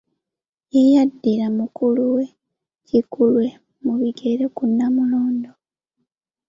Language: Ganda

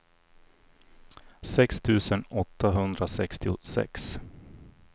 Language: Swedish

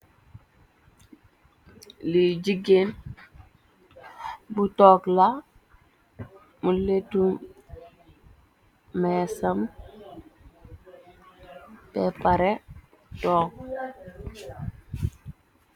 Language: Wolof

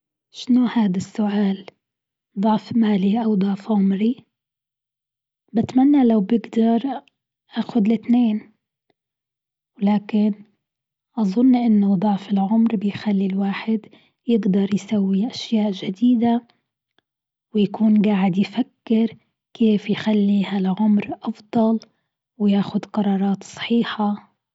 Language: Gulf Arabic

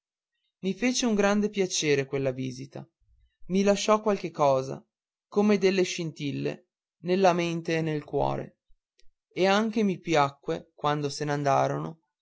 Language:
Italian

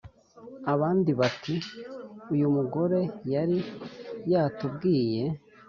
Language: Kinyarwanda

